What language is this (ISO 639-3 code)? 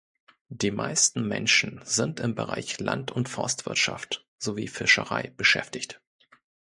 deu